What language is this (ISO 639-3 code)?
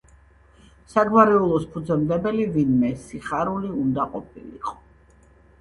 kat